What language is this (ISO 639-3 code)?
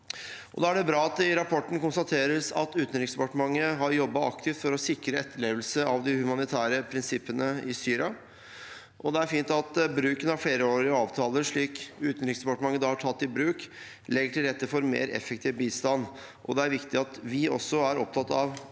nor